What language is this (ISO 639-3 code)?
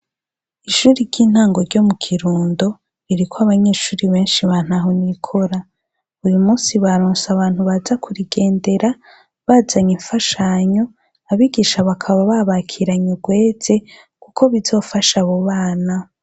run